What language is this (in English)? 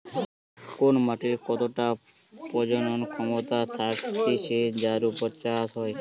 Bangla